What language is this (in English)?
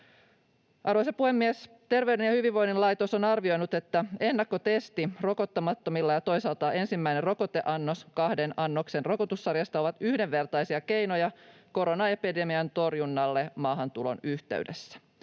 Finnish